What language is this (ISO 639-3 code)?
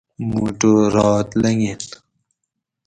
gwc